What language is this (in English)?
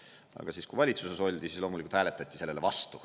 Estonian